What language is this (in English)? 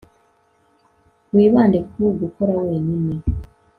Kinyarwanda